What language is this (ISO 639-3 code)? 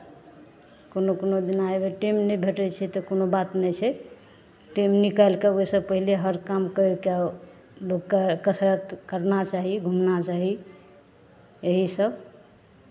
mai